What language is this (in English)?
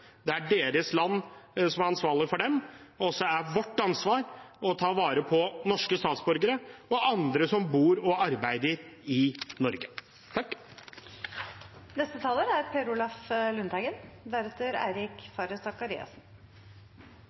Norwegian Bokmål